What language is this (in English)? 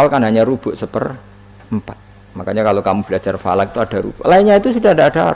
Indonesian